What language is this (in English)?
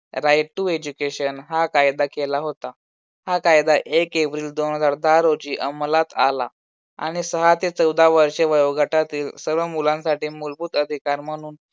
Marathi